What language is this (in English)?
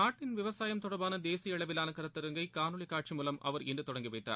Tamil